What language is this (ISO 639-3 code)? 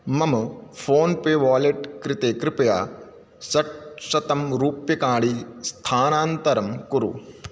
san